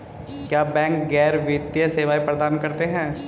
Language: Hindi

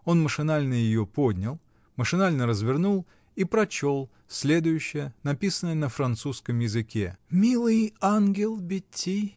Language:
Russian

